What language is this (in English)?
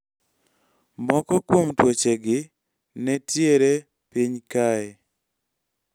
Luo (Kenya and Tanzania)